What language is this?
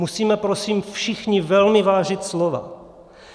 Czech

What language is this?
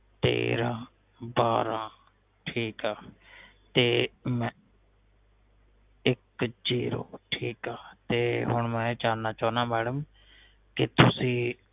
Punjabi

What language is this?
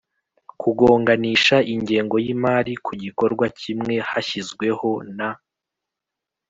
Kinyarwanda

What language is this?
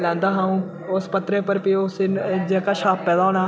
Dogri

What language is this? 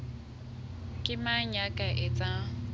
Southern Sotho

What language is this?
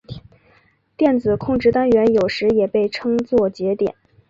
Chinese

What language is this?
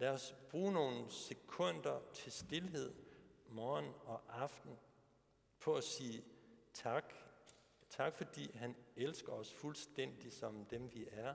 Danish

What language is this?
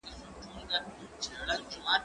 Pashto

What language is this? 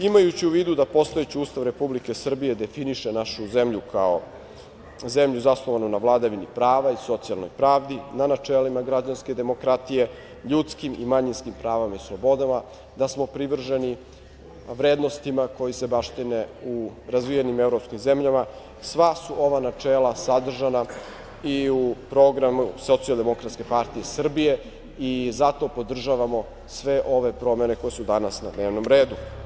Serbian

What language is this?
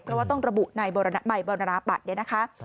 Thai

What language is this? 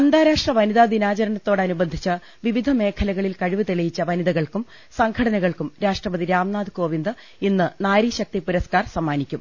Malayalam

